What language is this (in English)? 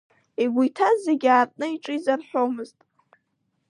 Abkhazian